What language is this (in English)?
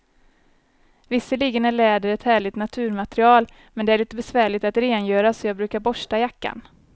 Swedish